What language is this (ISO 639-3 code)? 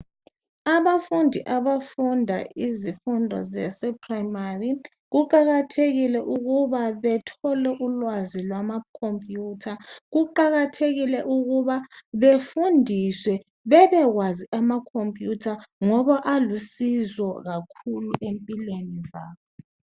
nde